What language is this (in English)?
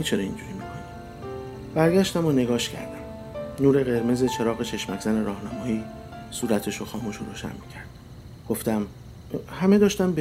Persian